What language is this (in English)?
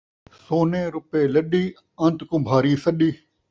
Saraiki